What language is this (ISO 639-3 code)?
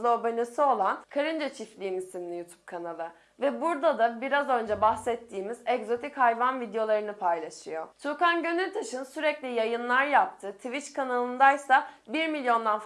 tur